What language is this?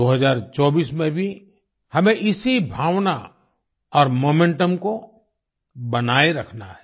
Hindi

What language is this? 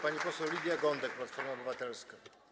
Polish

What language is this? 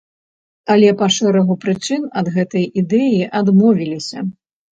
Belarusian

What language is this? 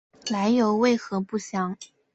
Chinese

